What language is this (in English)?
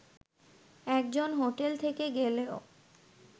Bangla